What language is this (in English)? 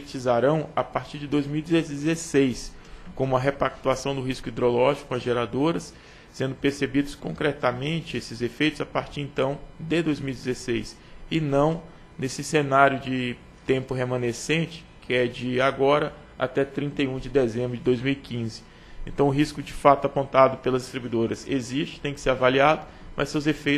Portuguese